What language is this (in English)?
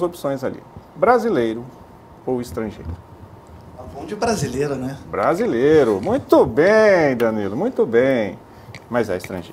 Portuguese